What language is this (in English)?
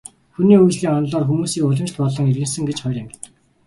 Mongolian